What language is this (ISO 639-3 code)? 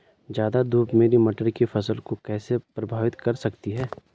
hin